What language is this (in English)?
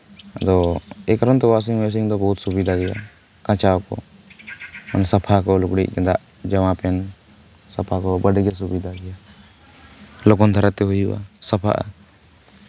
Santali